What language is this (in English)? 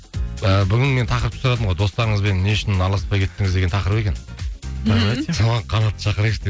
Kazakh